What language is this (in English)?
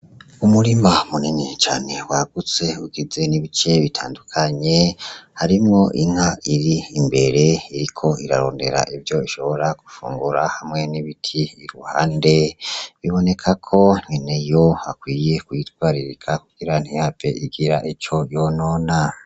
Rundi